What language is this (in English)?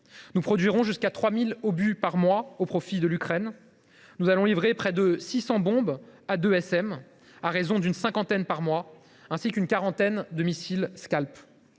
French